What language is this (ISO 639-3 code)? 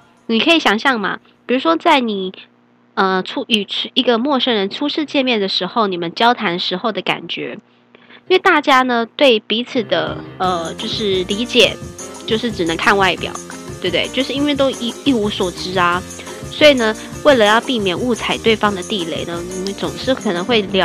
zho